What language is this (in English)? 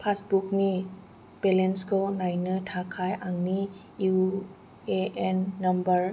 Bodo